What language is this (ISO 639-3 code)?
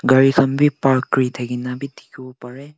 nag